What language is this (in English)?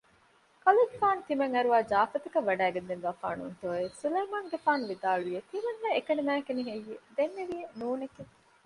Divehi